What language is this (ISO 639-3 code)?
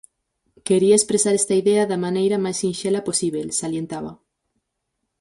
glg